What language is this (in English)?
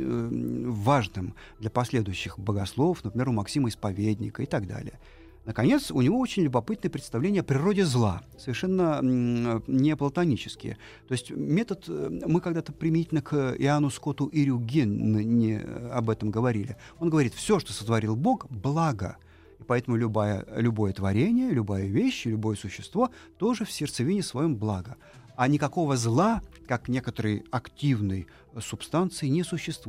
Russian